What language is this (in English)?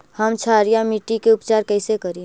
Magahi